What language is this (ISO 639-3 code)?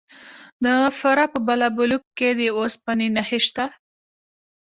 pus